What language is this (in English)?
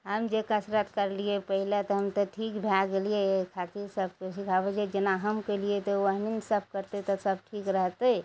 Maithili